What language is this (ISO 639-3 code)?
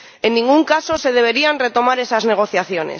spa